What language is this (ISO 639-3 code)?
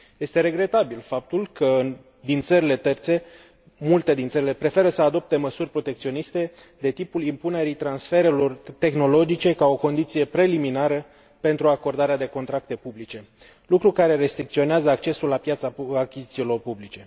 ron